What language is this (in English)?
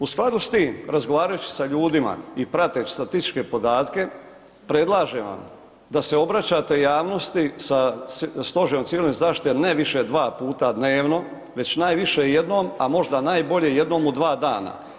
Croatian